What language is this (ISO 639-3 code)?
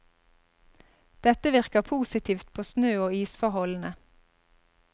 nor